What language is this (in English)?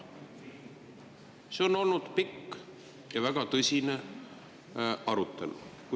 Estonian